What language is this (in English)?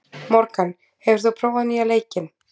Icelandic